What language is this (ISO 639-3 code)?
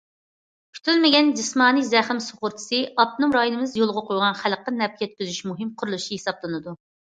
uig